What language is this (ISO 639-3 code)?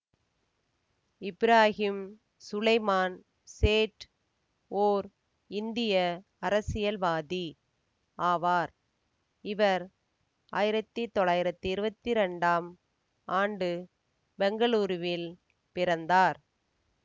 tam